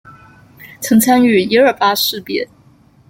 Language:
Chinese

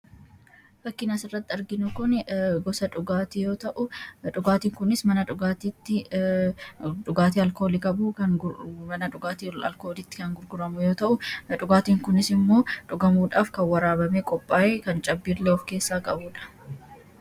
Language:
Oromo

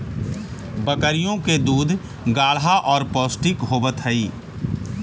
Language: Magahi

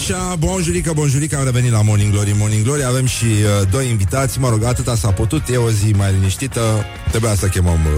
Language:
Romanian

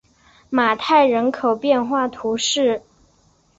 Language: Chinese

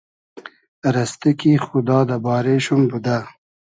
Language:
Hazaragi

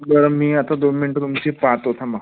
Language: Marathi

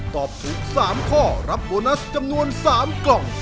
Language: Thai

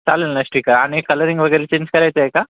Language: Marathi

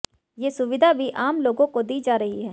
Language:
Hindi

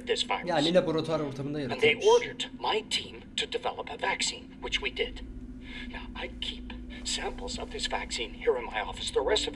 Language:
Turkish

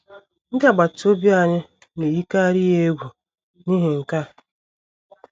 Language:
Igbo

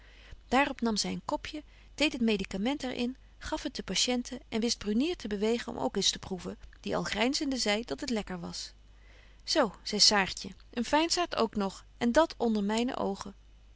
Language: Dutch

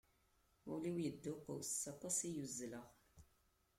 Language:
Kabyle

